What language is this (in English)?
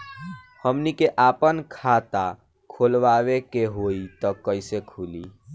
Bhojpuri